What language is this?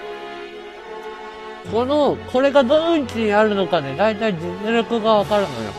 Japanese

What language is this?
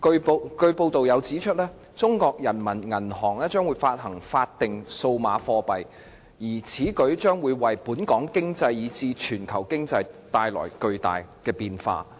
Cantonese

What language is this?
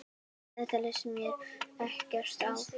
Icelandic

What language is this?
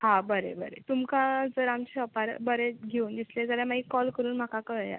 Konkani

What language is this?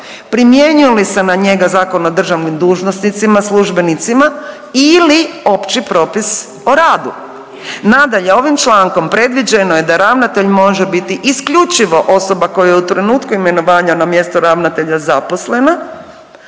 Croatian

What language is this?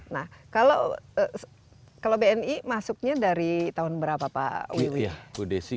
Indonesian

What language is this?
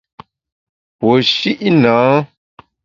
Bamun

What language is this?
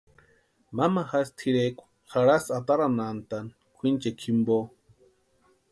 Western Highland Purepecha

